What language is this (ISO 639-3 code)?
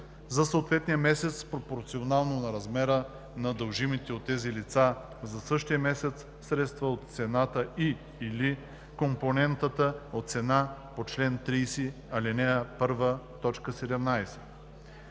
bul